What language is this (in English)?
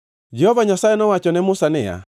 Luo (Kenya and Tanzania)